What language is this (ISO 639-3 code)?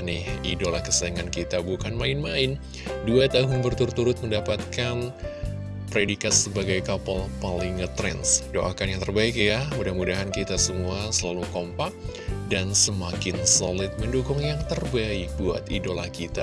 ind